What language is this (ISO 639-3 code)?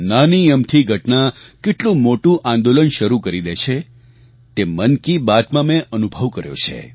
guj